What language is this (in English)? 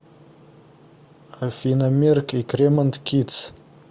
Russian